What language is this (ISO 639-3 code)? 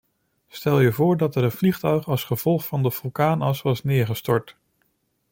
nld